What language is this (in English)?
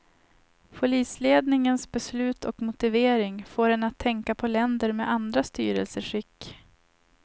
Swedish